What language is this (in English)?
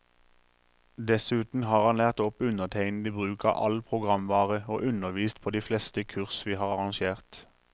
Norwegian